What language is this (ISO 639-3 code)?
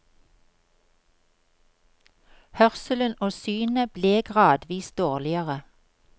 nor